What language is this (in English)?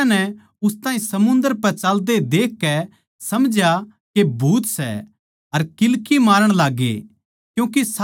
Haryanvi